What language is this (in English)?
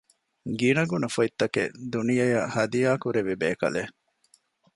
Divehi